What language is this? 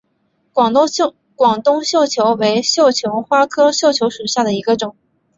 Chinese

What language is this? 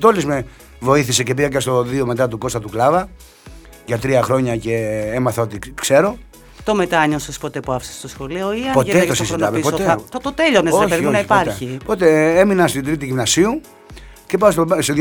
Greek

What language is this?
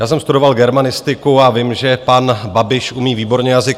Czech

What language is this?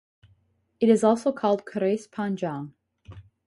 English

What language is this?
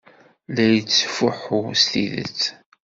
Kabyle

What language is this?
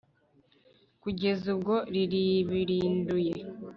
Kinyarwanda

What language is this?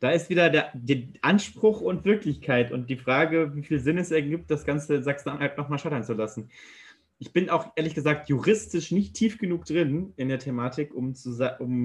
German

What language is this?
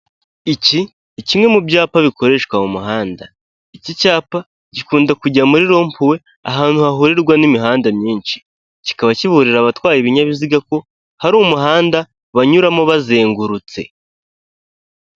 Kinyarwanda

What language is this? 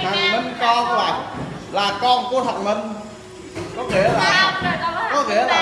Vietnamese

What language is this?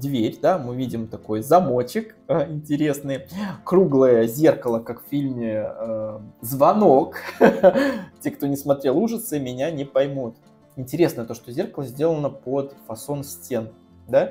Russian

